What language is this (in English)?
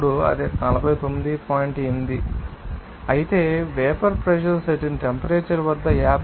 Telugu